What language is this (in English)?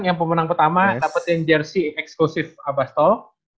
Indonesian